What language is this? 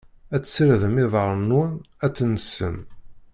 Kabyle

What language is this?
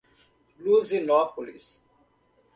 Portuguese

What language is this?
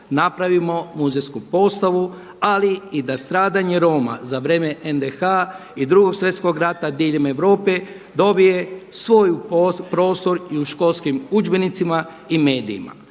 Croatian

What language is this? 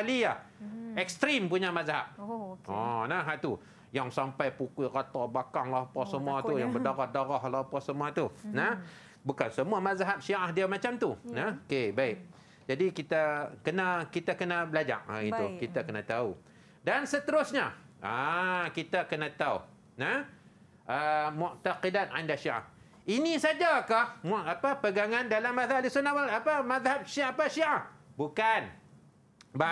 Malay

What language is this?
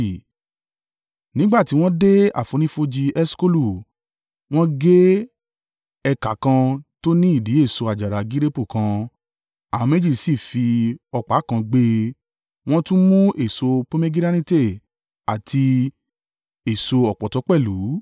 Yoruba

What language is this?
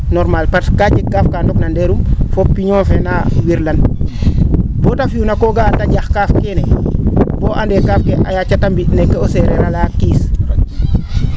Serer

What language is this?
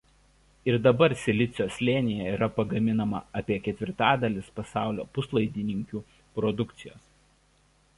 Lithuanian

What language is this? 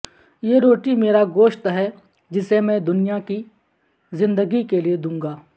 Urdu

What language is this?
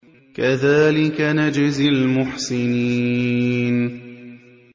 Arabic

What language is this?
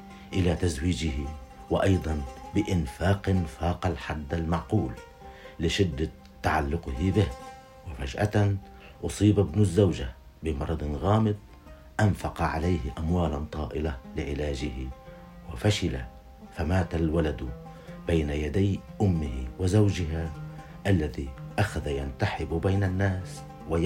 Arabic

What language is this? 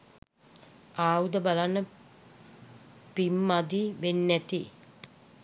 Sinhala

